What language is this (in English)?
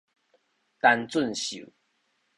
Min Nan Chinese